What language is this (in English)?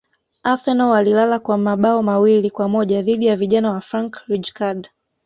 Swahili